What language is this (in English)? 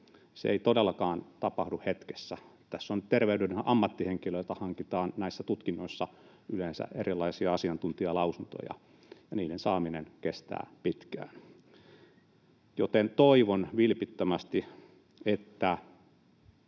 Finnish